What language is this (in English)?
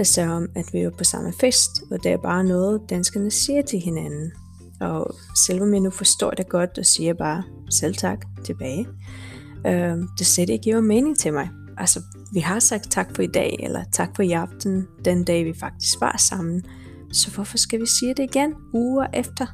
Danish